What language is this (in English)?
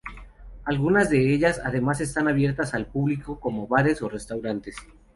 Spanish